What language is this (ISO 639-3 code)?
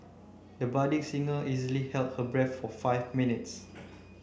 eng